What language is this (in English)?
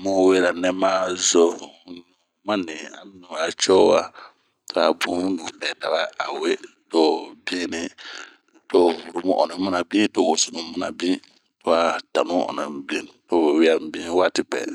Bomu